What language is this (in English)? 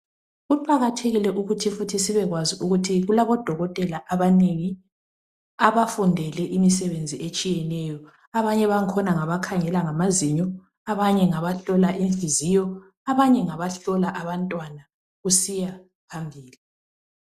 North Ndebele